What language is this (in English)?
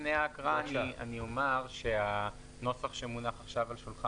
Hebrew